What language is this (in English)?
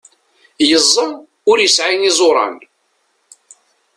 Kabyle